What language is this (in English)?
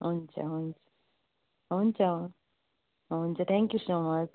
Nepali